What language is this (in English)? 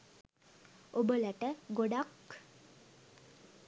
Sinhala